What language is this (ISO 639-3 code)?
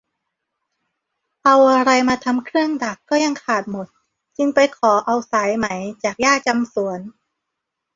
tha